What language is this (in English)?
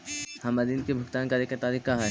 Magahi